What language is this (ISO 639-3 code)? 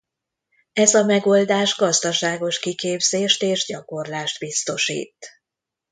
hun